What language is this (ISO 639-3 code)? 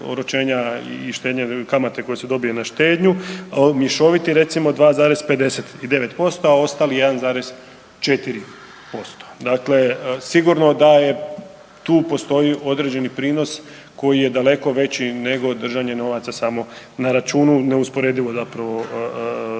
hrv